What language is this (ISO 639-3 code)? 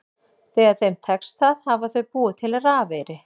isl